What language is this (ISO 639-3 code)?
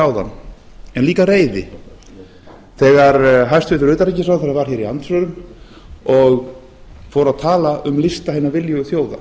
isl